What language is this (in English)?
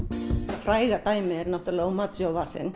Icelandic